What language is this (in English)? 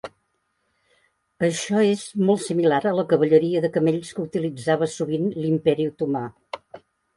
Catalan